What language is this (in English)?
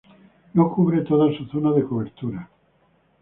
Spanish